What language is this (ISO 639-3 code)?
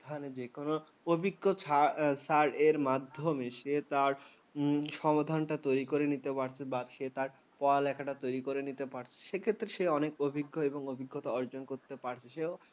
ben